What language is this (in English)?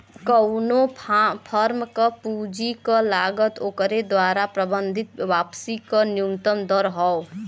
Bhojpuri